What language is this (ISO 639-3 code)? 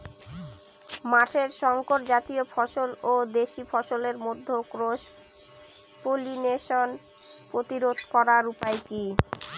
ben